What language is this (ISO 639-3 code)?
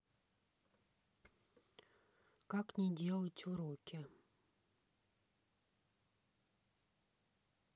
rus